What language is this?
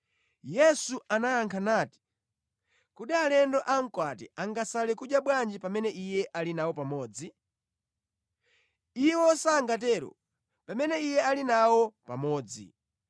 Nyanja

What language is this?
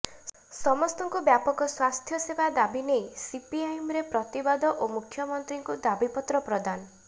Odia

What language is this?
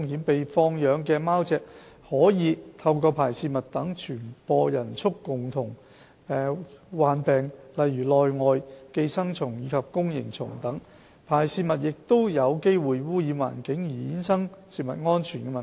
Cantonese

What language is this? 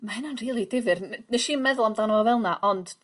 Welsh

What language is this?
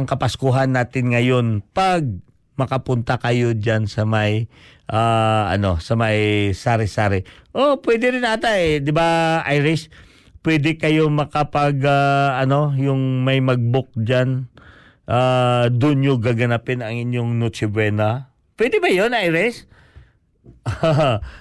Filipino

